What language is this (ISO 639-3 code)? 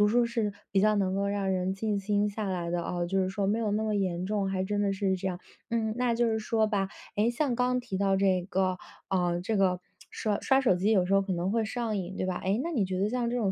zho